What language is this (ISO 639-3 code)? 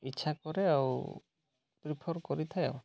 ori